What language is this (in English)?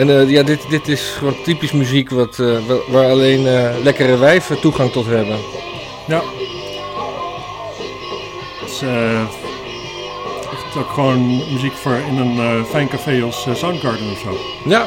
Dutch